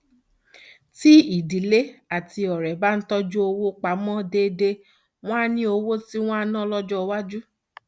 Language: Yoruba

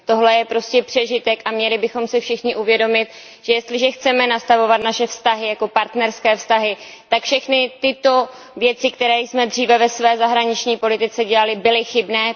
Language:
Czech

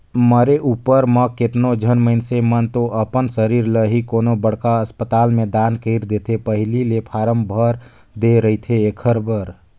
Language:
Chhattisgarhi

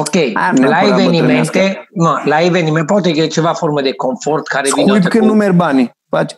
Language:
Romanian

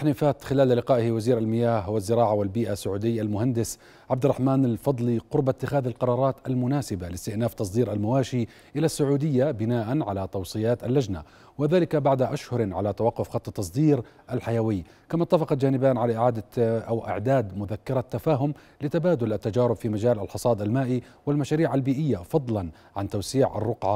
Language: Arabic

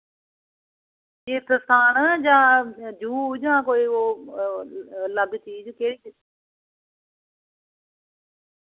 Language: Dogri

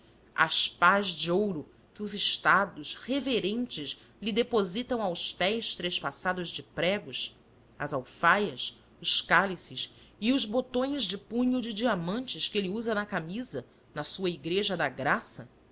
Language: Portuguese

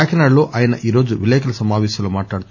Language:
Telugu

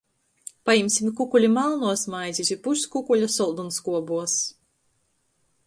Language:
Latgalian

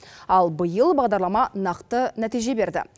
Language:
Kazakh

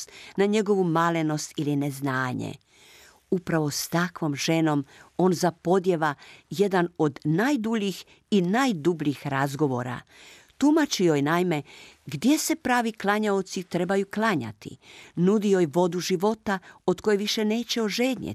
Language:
Croatian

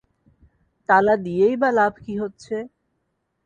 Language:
Bangla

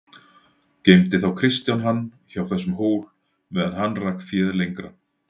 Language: Icelandic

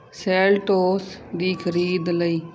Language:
Punjabi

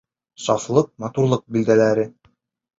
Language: Bashkir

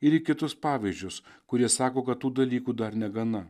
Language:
Lithuanian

